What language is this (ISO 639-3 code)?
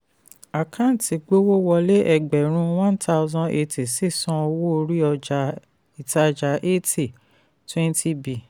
yor